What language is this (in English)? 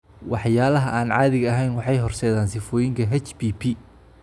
Somali